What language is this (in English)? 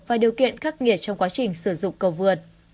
Vietnamese